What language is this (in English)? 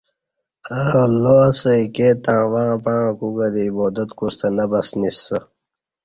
Kati